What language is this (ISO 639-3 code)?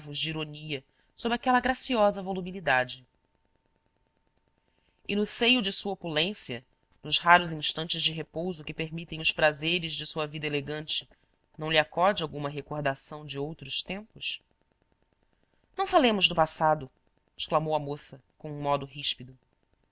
por